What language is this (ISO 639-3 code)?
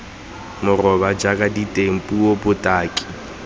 tsn